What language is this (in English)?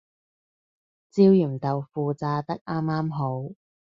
Cantonese